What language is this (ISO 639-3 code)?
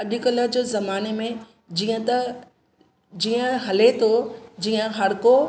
snd